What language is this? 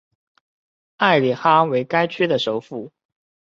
Chinese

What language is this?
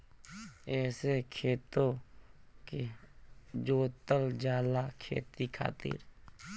Bhojpuri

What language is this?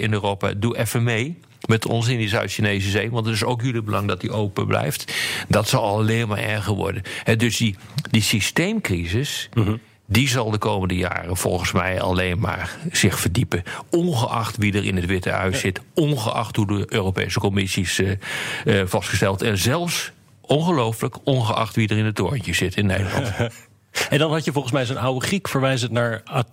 Dutch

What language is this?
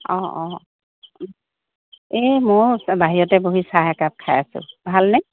Assamese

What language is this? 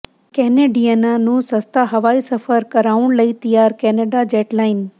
Punjabi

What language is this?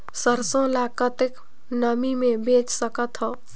Chhattisgarhi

